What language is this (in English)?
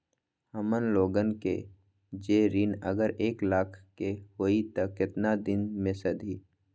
Magahi